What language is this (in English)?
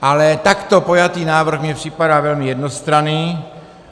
Czech